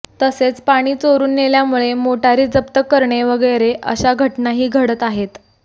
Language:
Marathi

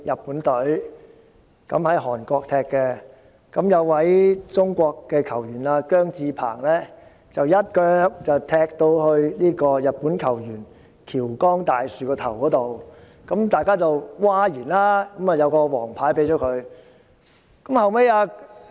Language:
Cantonese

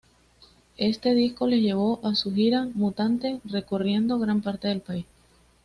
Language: Spanish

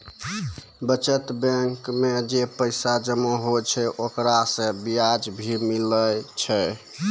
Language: Maithili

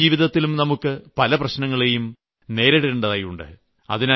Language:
Malayalam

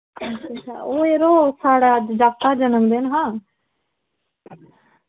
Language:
Dogri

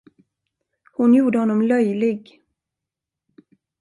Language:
Swedish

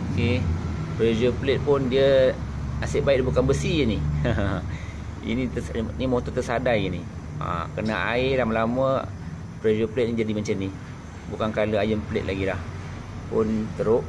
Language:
Malay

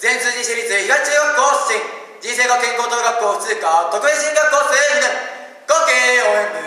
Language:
Japanese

